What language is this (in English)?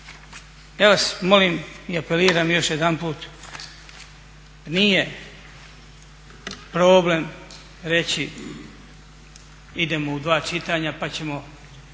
Croatian